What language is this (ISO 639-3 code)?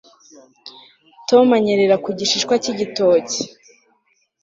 kin